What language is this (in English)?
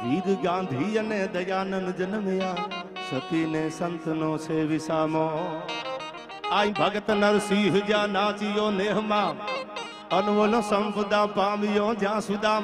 Gujarati